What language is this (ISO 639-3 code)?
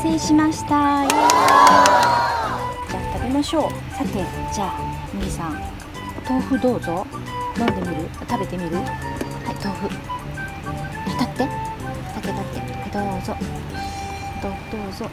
jpn